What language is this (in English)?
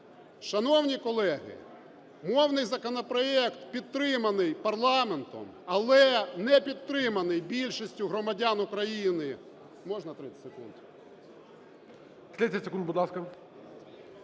Ukrainian